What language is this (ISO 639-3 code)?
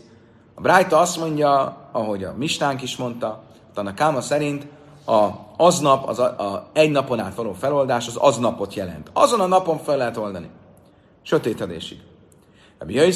hun